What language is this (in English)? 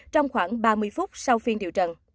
Vietnamese